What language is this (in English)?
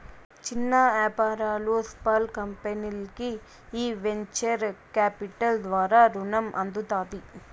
Telugu